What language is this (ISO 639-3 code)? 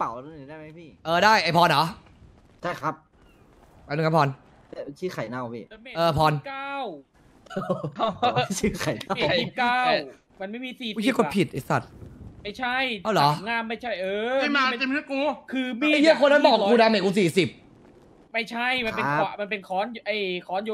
tha